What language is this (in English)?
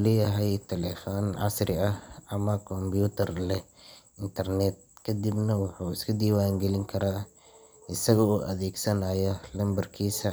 Somali